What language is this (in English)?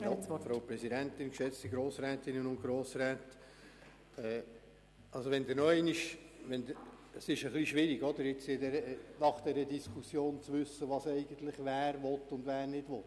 Swiss German